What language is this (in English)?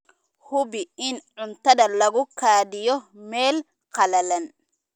Somali